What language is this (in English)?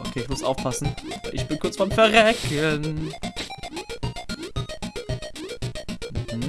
German